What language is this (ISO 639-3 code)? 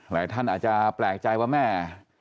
tha